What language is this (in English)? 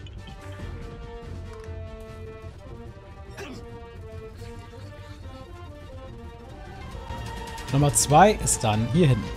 German